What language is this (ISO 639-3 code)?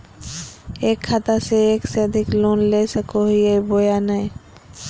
mag